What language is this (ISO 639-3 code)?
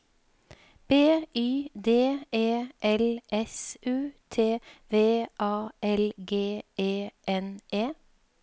nor